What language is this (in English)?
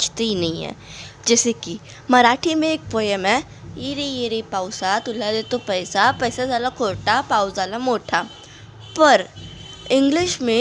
Hindi